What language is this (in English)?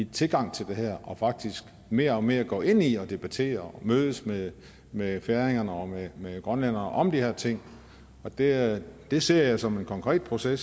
Danish